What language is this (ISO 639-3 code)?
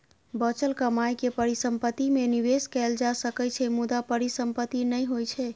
mai